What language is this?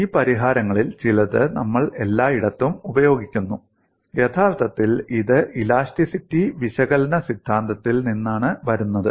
Malayalam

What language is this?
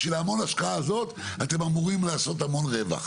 Hebrew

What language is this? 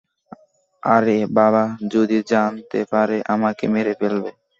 Bangla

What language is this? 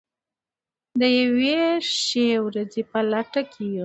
Pashto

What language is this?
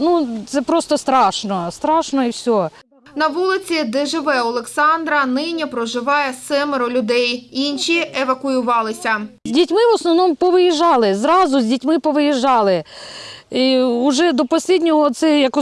Ukrainian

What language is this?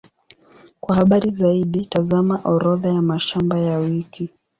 Swahili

